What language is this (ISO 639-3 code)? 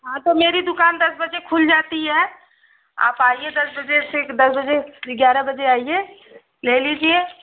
hin